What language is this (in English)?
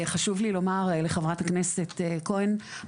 Hebrew